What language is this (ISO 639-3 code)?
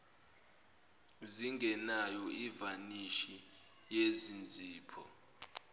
zul